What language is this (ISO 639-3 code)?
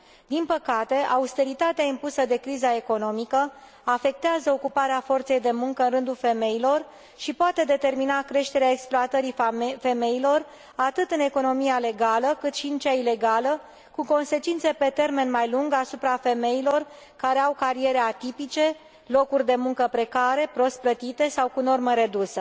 ron